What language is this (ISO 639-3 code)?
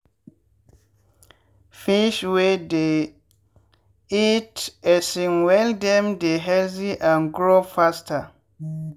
pcm